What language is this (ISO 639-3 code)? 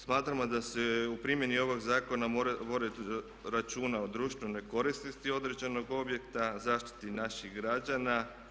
hrv